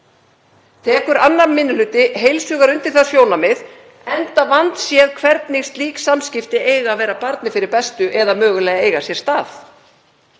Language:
Icelandic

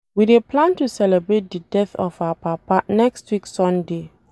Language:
Nigerian Pidgin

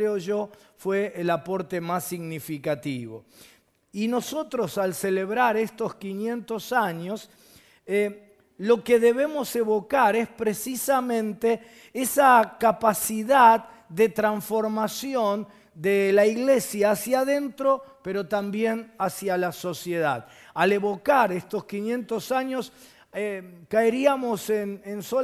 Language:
Spanish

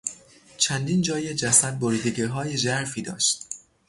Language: Persian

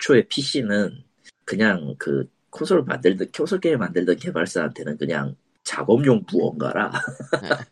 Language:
Korean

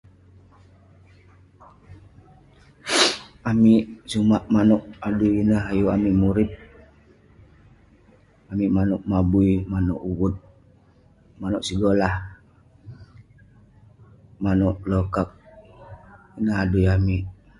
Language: Western Penan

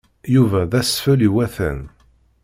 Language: Kabyle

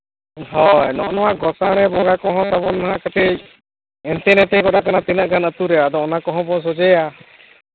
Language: Santali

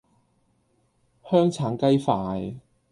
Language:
Cantonese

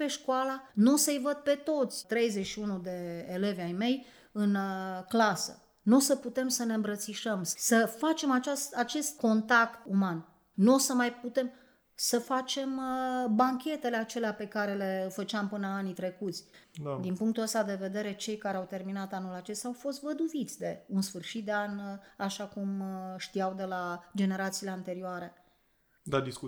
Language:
Romanian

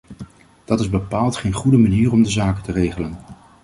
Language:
Dutch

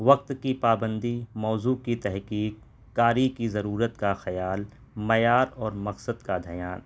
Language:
Urdu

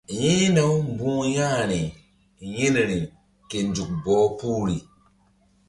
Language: Mbum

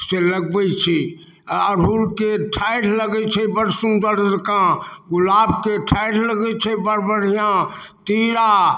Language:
Maithili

